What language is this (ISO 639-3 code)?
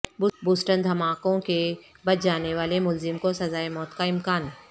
urd